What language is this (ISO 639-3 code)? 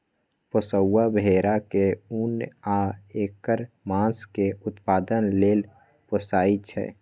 mag